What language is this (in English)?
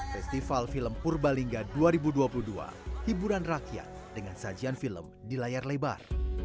Indonesian